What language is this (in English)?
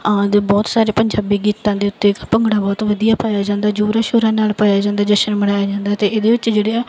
Punjabi